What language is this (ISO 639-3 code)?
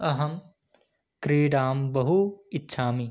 san